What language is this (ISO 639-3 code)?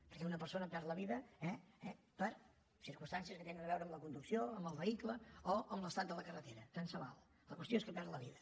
cat